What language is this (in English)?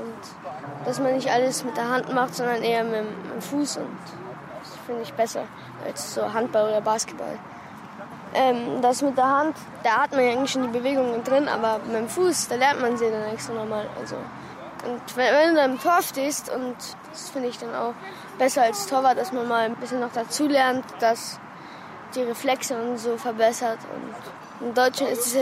German